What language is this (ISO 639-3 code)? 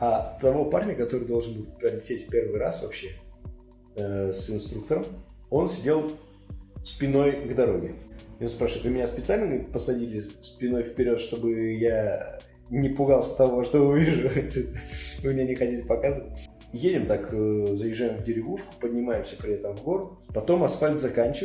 rus